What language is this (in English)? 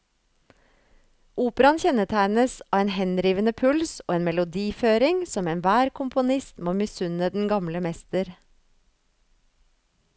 Norwegian